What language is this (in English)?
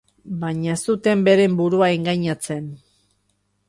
Basque